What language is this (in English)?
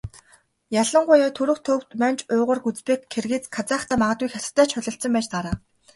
Mongolian